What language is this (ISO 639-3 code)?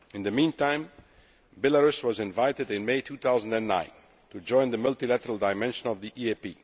eng